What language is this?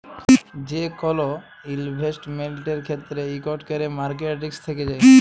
Bangla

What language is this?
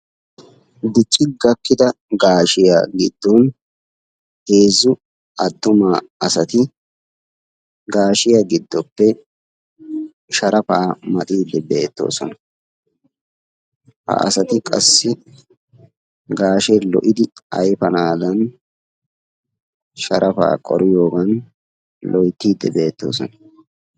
Wolaytta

